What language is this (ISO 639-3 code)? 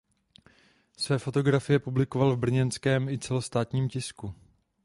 ces